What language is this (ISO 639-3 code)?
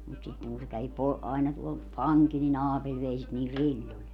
fin